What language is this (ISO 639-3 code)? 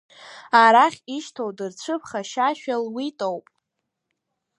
abk